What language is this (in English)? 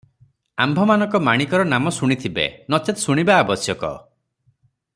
Odia